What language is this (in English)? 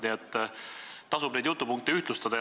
Estonian